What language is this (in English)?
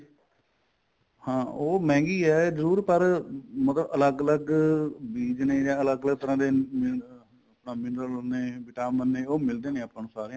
Punjabi